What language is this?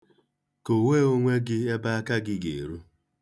Igbo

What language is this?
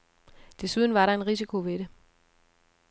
Danish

